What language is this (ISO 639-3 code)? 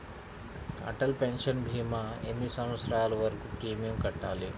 tel